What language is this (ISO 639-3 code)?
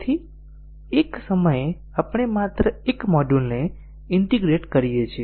guj